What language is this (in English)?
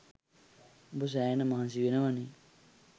Sinhala